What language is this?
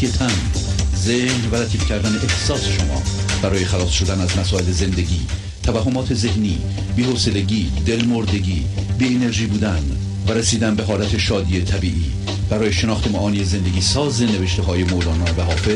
Persian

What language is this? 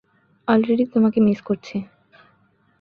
Bangla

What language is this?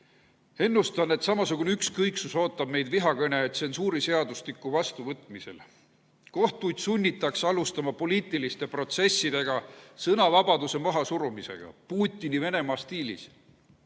Estonian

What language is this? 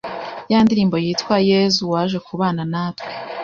Kinyarwanda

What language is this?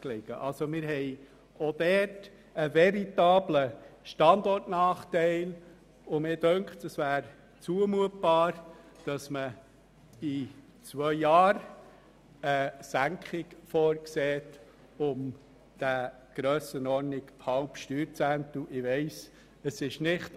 Swiss German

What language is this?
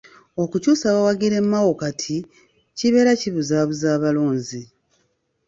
Ganda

